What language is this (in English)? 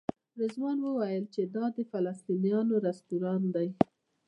Pashto